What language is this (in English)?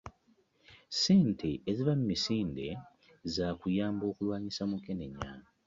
Ganda